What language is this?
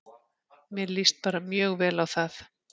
Icelandic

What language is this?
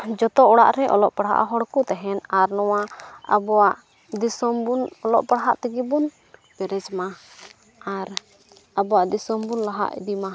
Santali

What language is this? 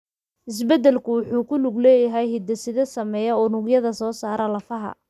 Somali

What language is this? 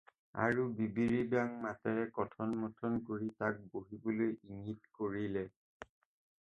Assamese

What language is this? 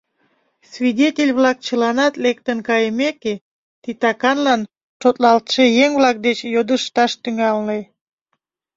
Mari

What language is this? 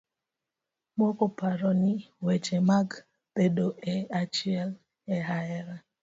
Luo (Kenya and Tanzania)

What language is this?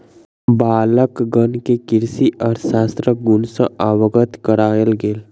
Maithili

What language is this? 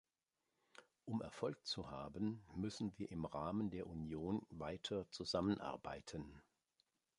German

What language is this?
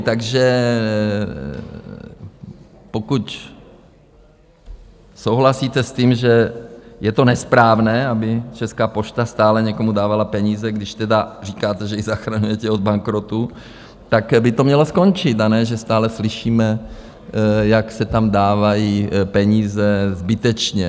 Czech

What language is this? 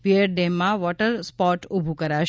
Gujarati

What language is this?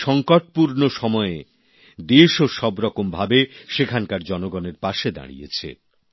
Bangla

